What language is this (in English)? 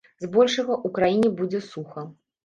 Belarusian